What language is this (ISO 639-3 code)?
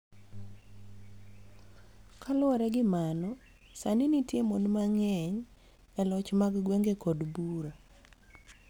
luo